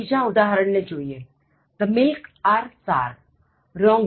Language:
Gujarati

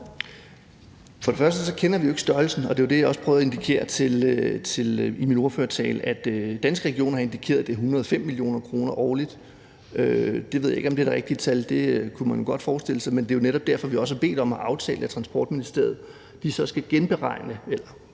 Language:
Danish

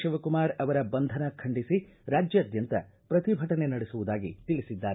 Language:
Kannada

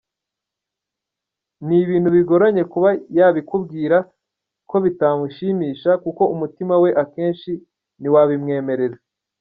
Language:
Kinyarwanda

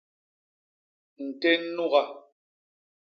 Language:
Basaa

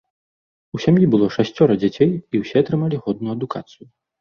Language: Belarusian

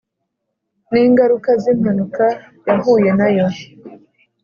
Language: Kinyarwanda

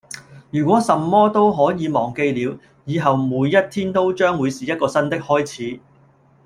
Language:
Cantonese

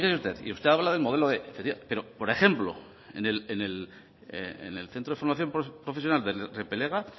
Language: Spanish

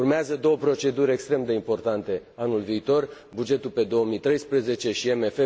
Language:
Romanian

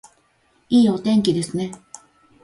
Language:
Japanese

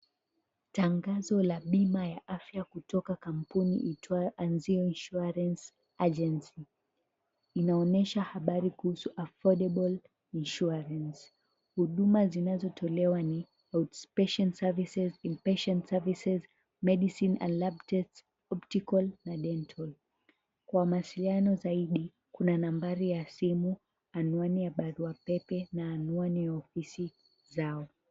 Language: Swahili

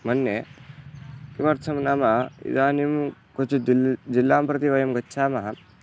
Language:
Sanskrit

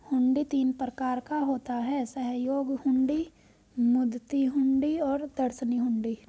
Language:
Hindi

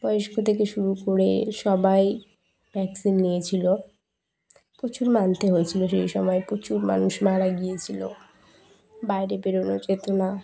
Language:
Bangla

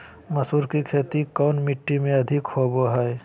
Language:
Magahi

